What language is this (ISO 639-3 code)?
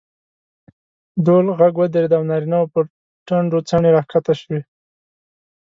pus